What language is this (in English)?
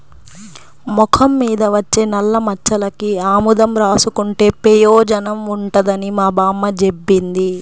Telugu